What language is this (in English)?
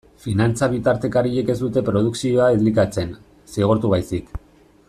Basque